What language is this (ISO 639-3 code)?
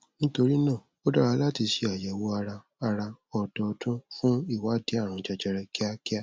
yor